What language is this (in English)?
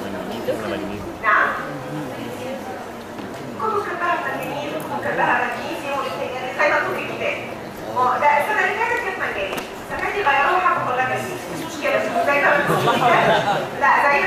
Arabic